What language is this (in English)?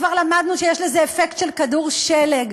Hebrew